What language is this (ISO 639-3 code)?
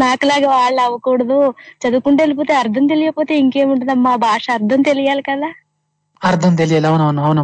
tel